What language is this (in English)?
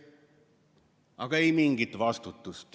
Estonian